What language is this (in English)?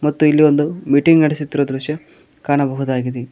Kannada